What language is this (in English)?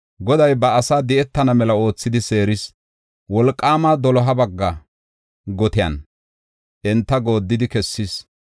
Gofa